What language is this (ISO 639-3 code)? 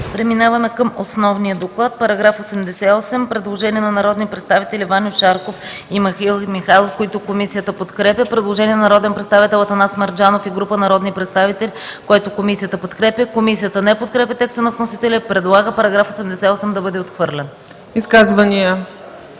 bul